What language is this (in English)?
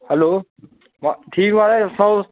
Dogri